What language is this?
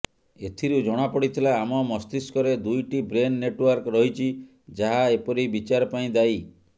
Odia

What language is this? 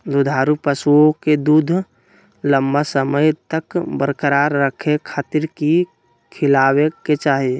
Magahi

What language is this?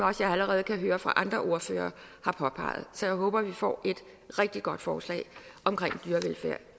Danish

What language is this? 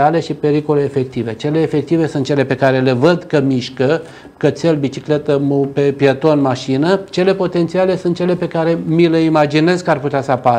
Romanian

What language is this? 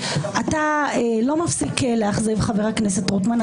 Hebrew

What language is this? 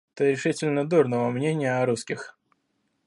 Russian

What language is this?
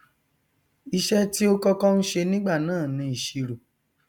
Yoruba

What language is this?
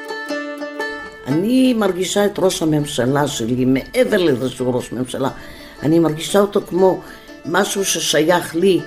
Hebrew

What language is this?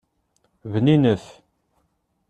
Kabyle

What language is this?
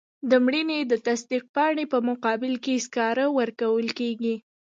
Pashto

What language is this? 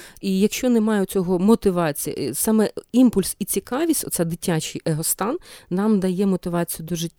Ukrainian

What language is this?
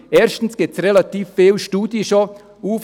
Swiss German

